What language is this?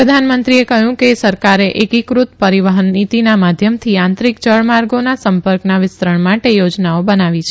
Gujarati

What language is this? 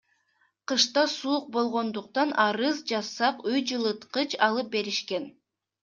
Kyrgyz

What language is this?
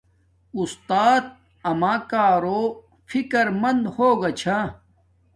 Domaaki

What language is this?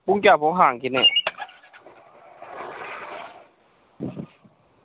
Manipuri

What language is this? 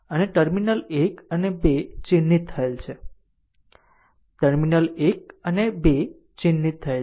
Gujarati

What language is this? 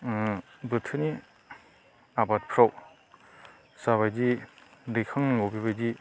Bodo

